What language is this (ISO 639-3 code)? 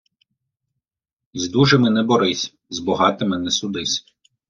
ukr